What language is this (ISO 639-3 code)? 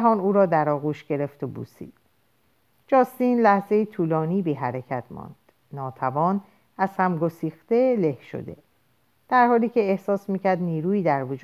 fas